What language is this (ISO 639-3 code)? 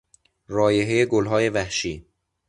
fas